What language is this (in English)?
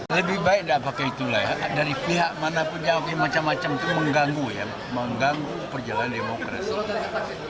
Indonesian